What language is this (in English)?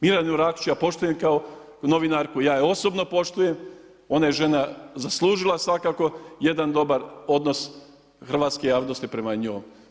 Croatian